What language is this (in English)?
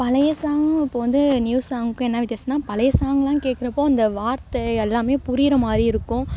Tamil